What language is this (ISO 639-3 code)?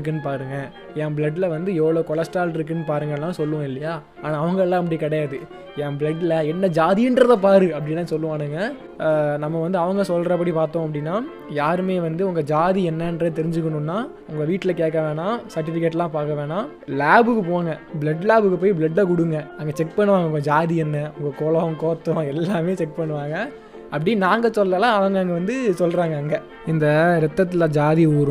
tam